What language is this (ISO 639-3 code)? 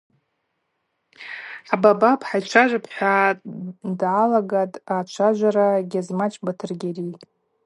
abq